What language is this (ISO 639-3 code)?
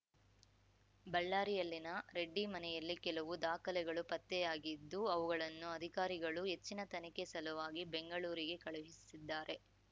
kan